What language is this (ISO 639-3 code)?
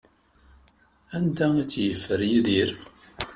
kab